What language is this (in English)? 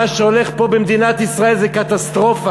Hebrew